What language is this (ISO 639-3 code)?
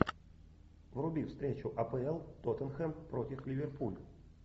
rus